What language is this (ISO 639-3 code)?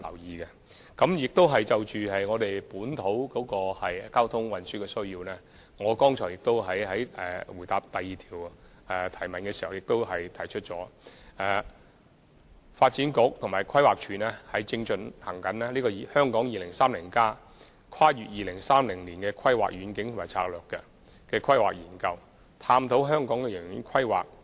yue